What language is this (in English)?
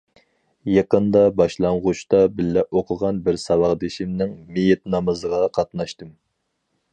Uyghur